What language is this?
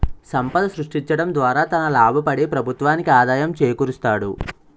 Telugu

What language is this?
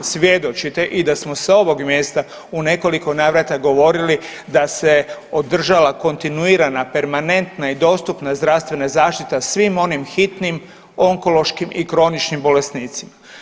Croatian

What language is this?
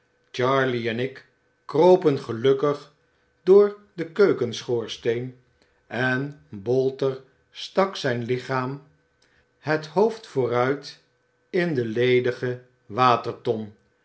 Dutch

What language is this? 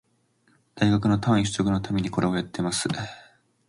Japanese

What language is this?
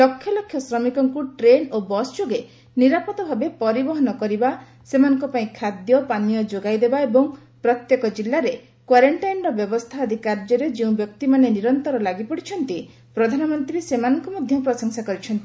Odia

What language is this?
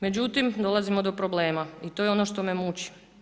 Croatian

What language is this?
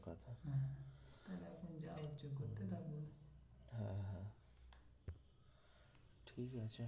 Bangla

